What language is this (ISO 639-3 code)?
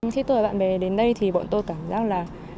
vie